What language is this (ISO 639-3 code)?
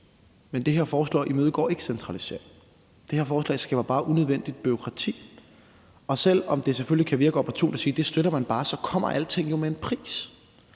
dan